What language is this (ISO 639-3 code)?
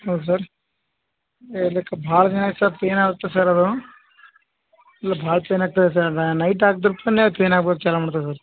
kan